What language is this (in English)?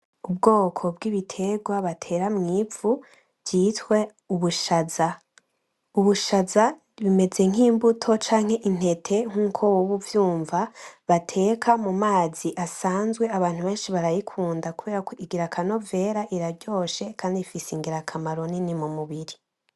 Rundi